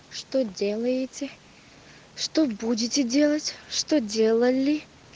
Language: Russian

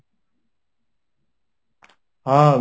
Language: Odia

